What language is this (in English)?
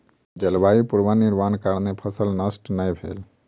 Maithili